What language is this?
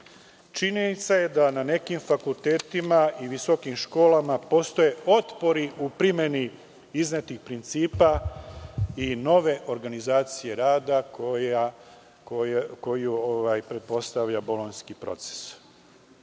Serbian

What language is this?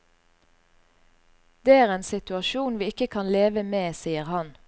Norwegian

